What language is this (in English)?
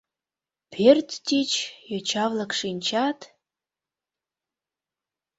Mari